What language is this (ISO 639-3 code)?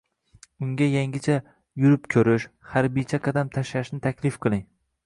uzb